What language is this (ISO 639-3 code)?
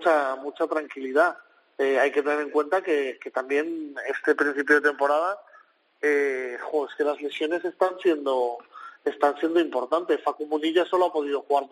spa